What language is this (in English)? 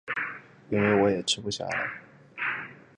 Chinese